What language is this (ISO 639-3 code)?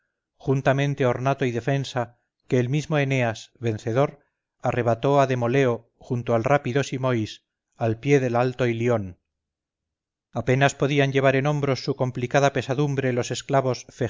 spa